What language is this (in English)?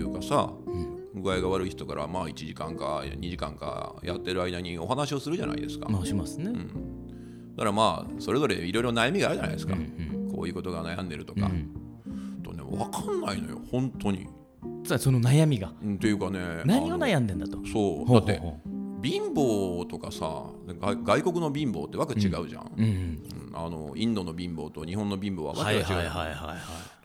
Japanese